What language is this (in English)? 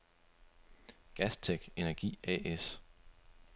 Danish